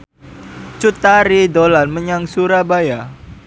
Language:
Javanese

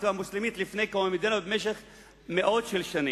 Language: Hebrew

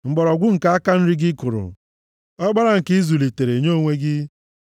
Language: Igbo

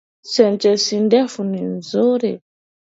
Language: Swahili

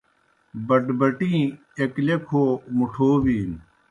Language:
Kohistani Shina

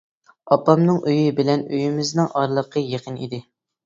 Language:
Uyghur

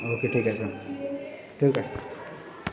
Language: Marathi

